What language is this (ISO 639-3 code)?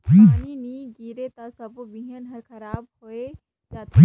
hne